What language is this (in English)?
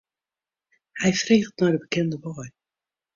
Western Frisian